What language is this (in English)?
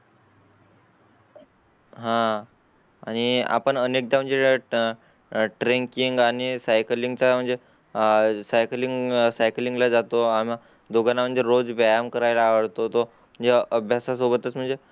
Marathi